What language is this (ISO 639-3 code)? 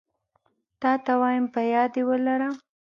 pus